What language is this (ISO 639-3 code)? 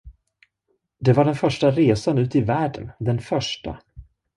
swe